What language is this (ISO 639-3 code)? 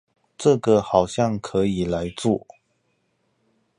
zho